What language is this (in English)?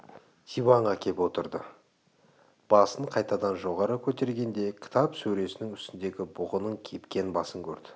Kazakh